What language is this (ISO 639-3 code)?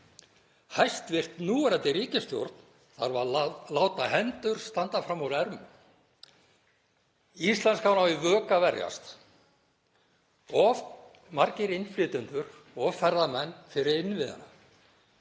isl